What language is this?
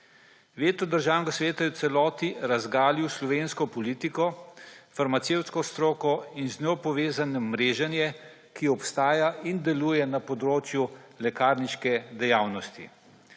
Slovenian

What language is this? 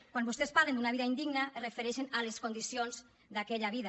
Catalan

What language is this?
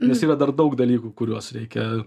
Lithuanian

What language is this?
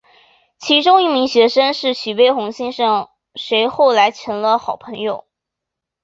Chinese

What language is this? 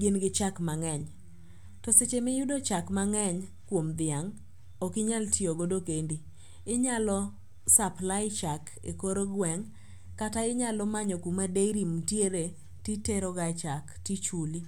Luo (Kenya and Tanzania)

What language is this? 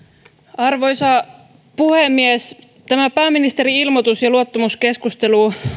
Finnish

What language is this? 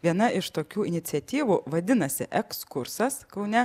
Lithuanian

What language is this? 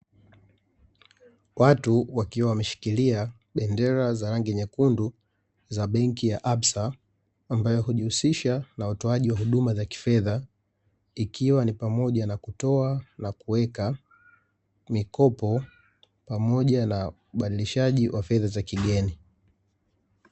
Swahili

